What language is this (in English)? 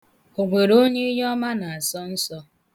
Igbo